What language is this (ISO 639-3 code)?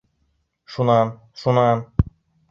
bak